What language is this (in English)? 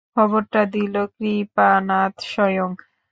Bangla